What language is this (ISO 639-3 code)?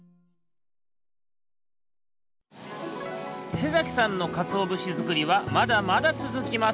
jpn